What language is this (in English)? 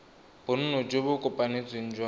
Tswana